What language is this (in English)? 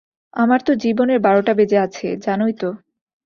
Bangla